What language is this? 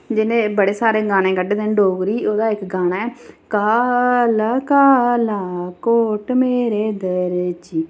Dogri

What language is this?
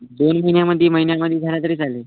Marathi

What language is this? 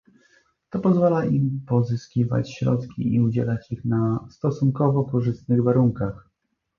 Polish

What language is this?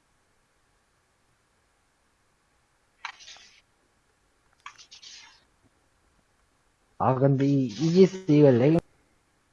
Korean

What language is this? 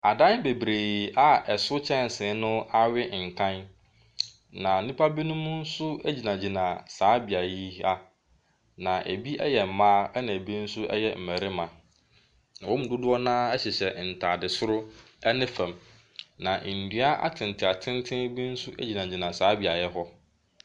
Akan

